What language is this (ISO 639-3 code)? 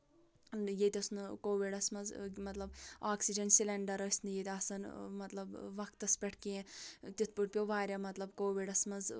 kas